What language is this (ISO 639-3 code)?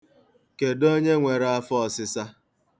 ibo